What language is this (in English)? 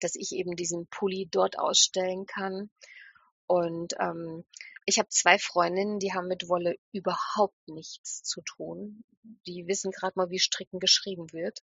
German